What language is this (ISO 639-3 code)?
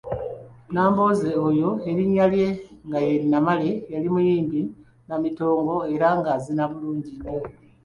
lug